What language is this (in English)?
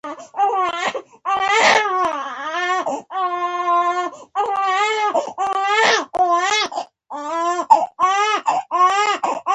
Pashto